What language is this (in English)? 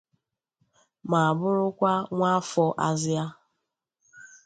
Igbo